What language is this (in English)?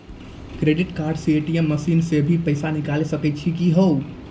Maithili